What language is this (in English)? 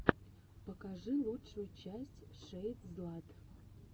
Russian